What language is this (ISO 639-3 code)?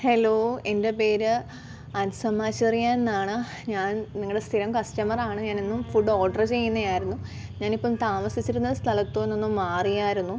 mal